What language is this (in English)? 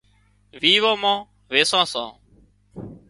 Wadiyara Koli